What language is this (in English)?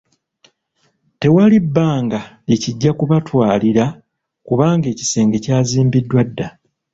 Ganda